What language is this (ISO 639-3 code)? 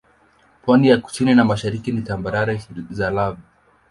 swa